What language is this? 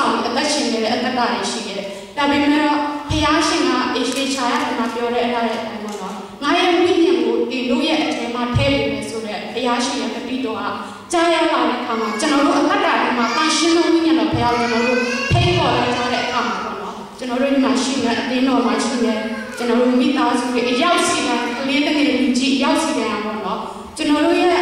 Romanian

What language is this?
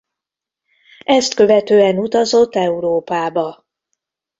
Hungarian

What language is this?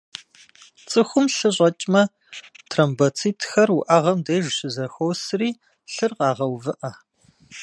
Kabardian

